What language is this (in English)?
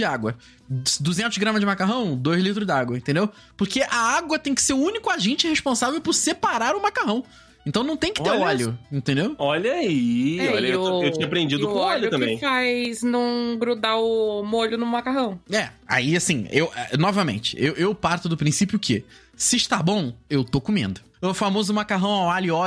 Portuguese